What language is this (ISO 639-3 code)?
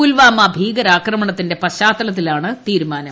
mal